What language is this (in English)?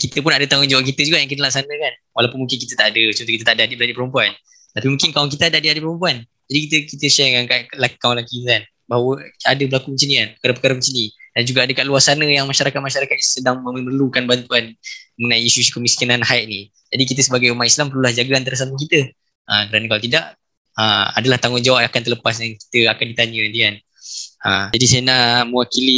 Malay